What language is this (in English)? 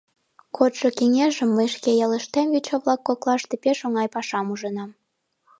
Mari